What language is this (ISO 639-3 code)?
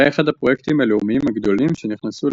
heb